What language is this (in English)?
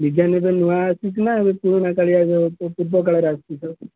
Odia